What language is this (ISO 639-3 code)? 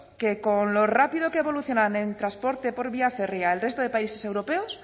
spa